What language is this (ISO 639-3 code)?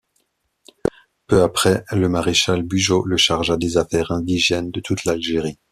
fra